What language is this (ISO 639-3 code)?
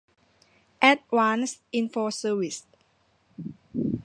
tha